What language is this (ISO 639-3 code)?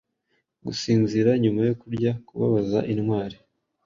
kin